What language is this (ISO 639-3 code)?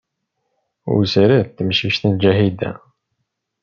kab